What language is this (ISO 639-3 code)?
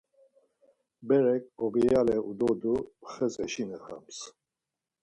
lzz